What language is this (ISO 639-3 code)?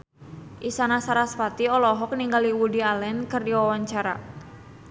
sun